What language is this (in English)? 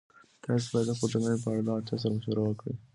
Pashto